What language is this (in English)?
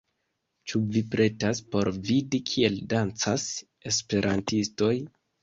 Esperanto